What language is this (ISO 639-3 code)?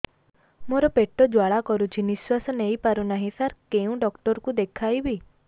ori